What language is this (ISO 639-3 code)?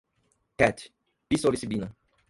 por